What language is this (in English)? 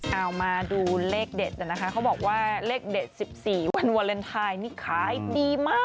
Thai